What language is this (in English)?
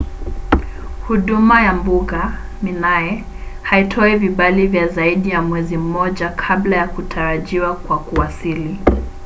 Swahili